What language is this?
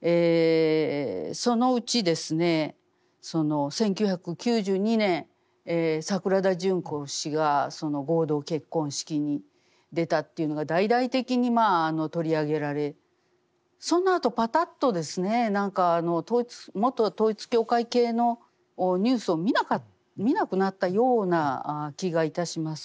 Japanese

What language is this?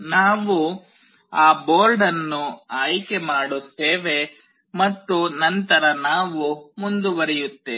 Kannada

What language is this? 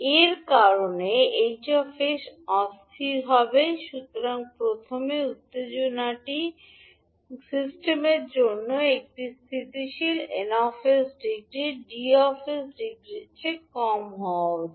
Bangla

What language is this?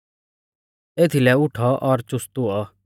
Mahasu Pahari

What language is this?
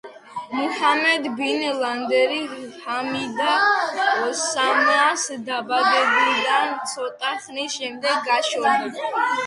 Georgian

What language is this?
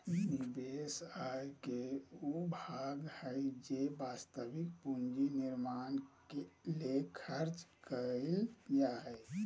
Magahi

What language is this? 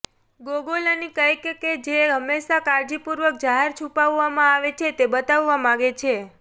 Gujarati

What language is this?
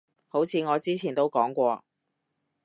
Cantonese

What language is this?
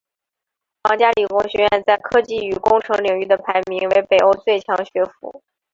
Chinese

